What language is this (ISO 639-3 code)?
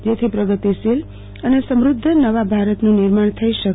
guj